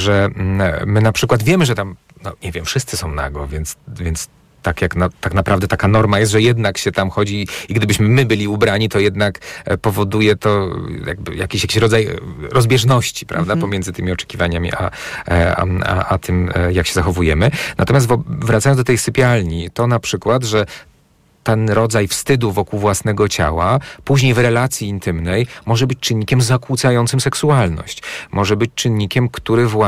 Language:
Polish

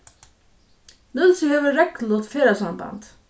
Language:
Faroese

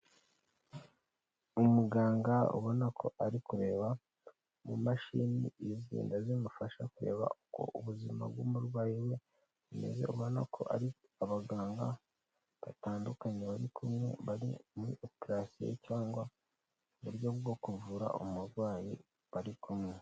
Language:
Kinyarwanda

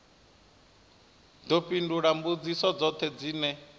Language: Venda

